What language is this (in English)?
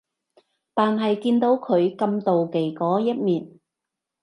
Cantonese